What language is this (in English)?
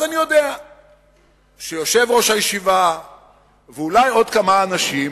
Hebrew